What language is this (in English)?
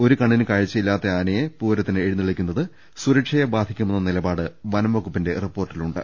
Malayalam